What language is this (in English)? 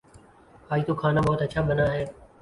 Urdu